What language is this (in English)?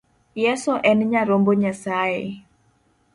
Luo (Kenya and Tanzania)